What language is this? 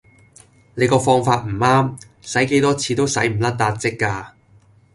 Cantonese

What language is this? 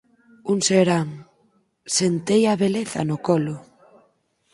Galician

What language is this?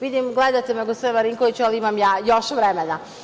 Serbian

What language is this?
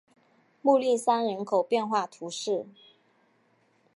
Chinese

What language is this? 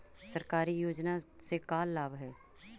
Magahi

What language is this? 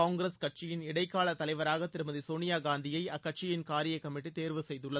Tamil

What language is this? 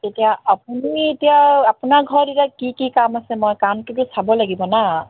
Assamese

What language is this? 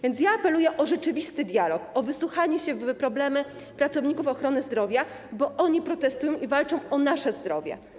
Polish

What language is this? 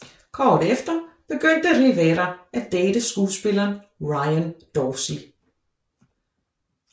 Danish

